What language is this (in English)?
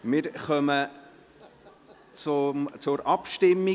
Swiss German